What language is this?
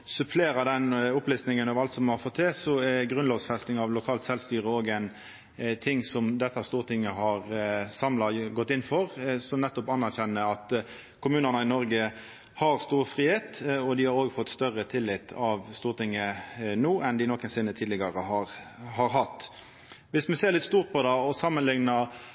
Norwegian Nynorsk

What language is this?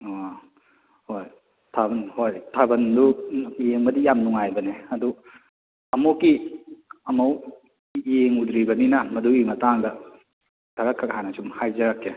Manipuri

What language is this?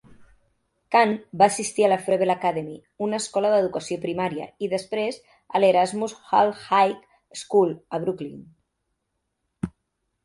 Catalan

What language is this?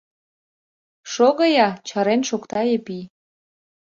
Mari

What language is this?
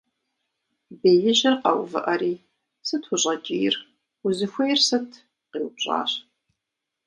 Kabardian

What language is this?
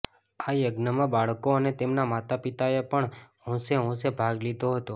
Gujarati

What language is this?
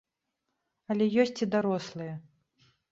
Belarusian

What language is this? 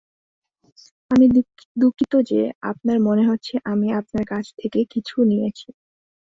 Bangla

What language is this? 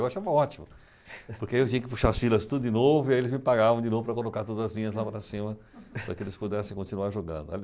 Portuguese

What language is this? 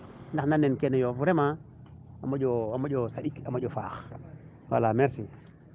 Serer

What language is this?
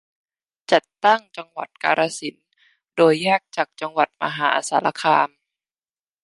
Thai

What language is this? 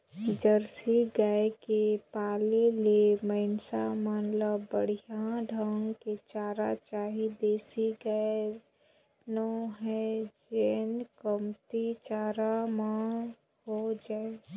Chhattisgarhi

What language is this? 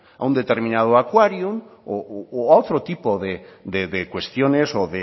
Spanish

